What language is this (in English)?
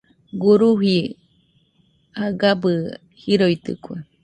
Nüpode Huitoto